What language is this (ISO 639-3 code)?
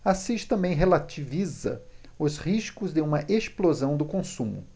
por